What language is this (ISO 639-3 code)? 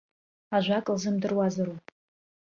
abk